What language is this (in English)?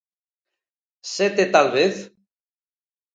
Galician